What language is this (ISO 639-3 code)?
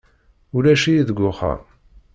kab